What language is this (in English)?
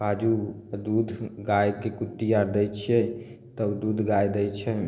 Maithili